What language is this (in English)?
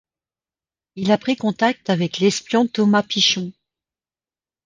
French